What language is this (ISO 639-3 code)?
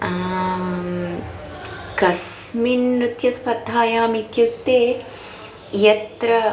san